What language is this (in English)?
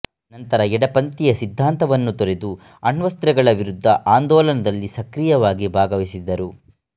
Kannada